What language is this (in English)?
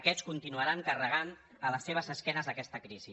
Catalan